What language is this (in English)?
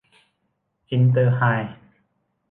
Thai